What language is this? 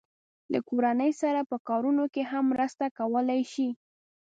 Pashto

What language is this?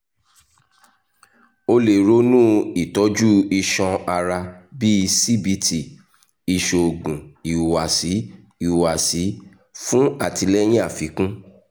Yoruba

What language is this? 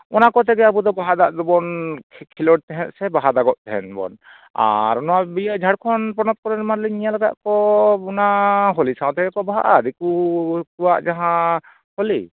Santali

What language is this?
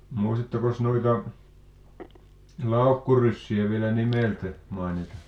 Finnish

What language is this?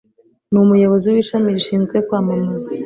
Kinyarwanda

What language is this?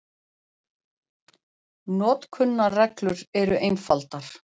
Icelandic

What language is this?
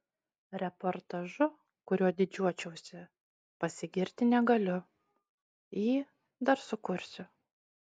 Lithuanian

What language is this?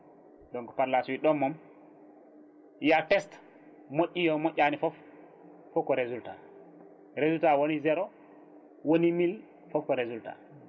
Fula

